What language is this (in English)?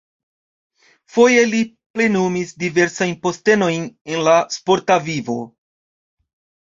Esperanto